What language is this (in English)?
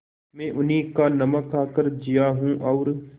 Hindi